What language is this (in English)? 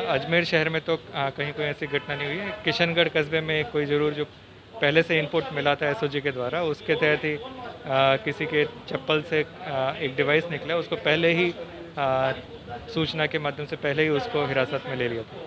Hindi